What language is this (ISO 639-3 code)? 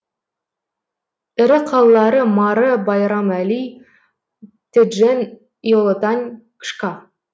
kaz